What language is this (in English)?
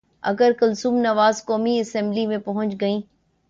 Urdu